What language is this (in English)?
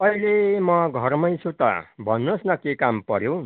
Nepali